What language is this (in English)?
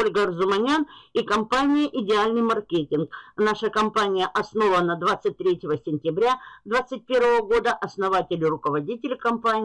Russian